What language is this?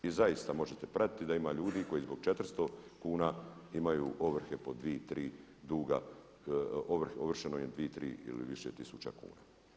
Croatian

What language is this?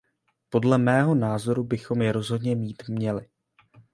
Czech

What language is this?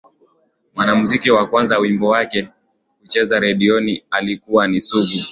Swahili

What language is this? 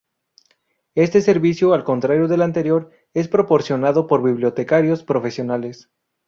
Spanish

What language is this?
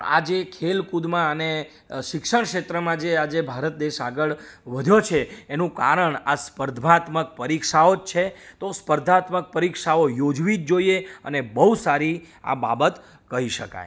Gujarati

